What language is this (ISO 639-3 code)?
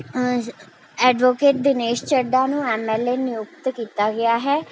pan